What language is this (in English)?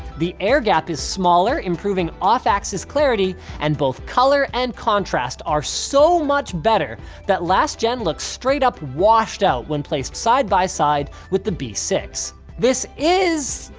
English